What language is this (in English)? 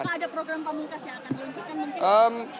Indonesian